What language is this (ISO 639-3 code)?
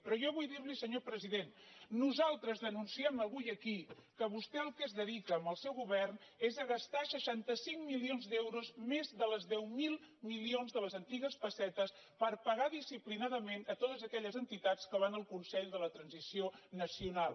cat